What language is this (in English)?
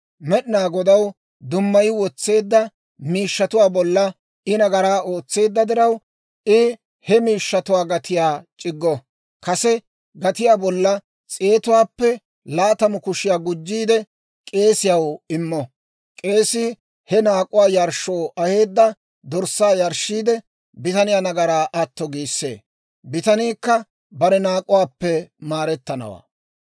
Dawro